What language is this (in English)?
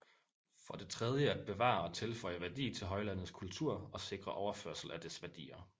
Danish